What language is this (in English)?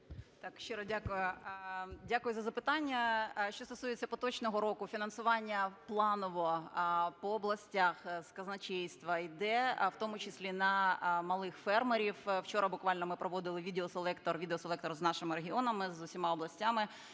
Ukrainian